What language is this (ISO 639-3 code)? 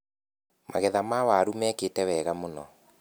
kik